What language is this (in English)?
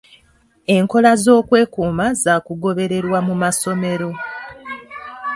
Ganda